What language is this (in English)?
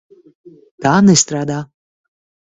Latvian